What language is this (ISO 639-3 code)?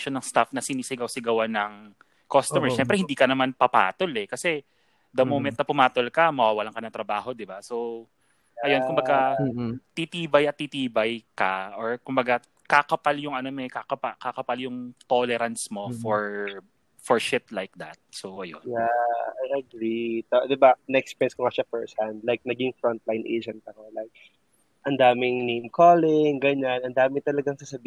fil